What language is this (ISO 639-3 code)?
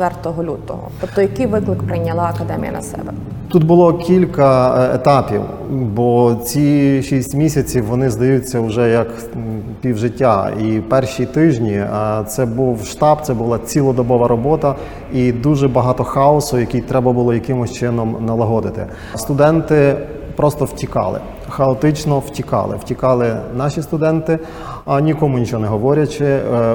ukr